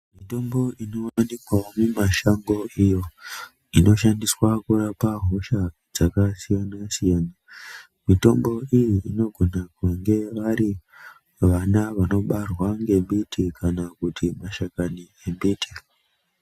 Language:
Ndau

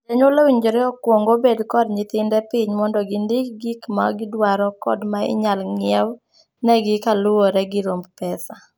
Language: Luo (Kenya and Tanzania)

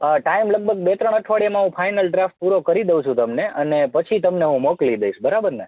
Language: Gujarati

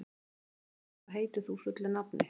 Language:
Icelandic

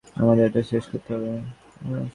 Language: Bangla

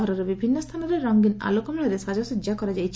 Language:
Odia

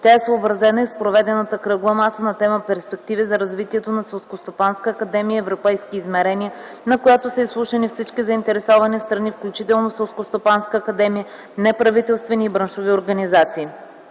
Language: Bulgarian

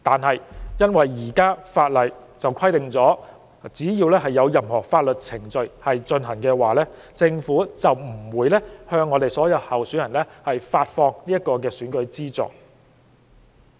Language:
Cantonese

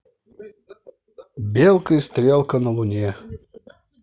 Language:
Russian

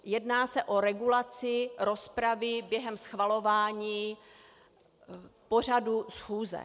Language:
Czech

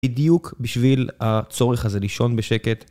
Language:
Hebrew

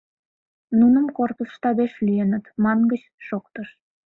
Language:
Mari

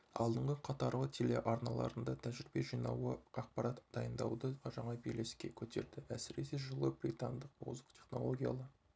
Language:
Kazakh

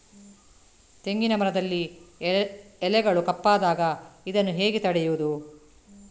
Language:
Kannada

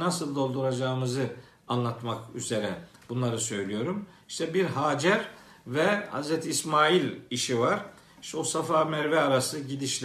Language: Turkish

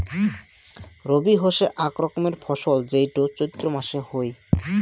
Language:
Bangla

